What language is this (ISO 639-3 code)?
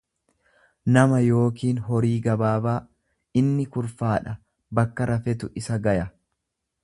orm